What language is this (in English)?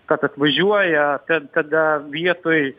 Lithuanian